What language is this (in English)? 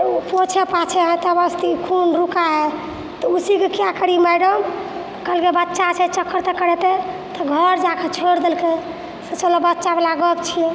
Maithili